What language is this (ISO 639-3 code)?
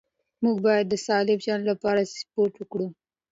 pus